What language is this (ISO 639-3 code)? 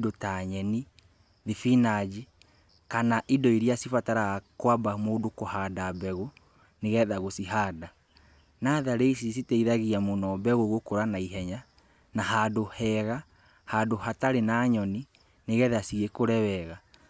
kik